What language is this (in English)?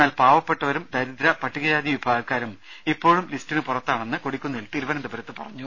Malayalam